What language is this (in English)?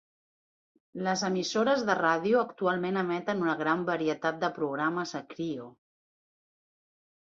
Catalan